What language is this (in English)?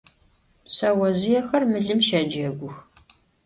Adyghe